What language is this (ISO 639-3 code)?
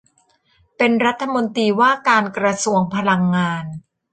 tha